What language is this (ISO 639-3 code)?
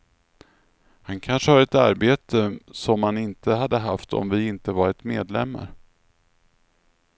swe